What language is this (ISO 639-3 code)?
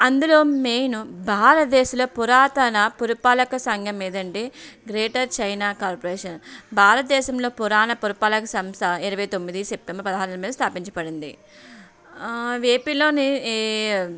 tel